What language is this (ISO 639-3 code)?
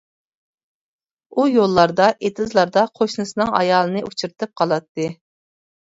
uig